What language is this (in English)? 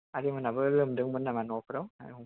Bodo